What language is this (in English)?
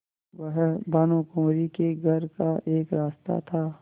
Hindi